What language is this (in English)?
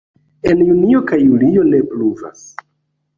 Esperanto